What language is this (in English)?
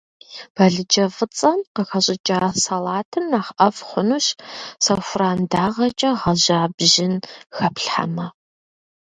Kabardian